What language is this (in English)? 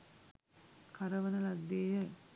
Sinhala